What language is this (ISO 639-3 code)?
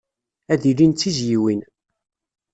kab